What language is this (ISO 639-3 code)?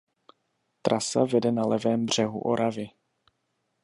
ces